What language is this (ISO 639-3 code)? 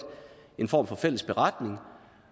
dan